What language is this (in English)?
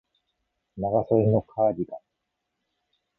Japanese